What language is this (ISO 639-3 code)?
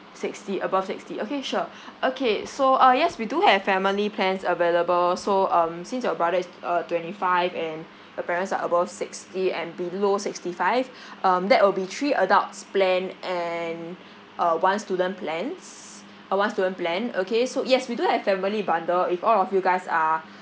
eng